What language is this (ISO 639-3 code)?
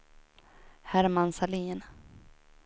swe